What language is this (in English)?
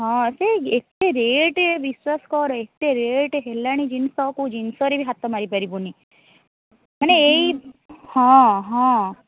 Odia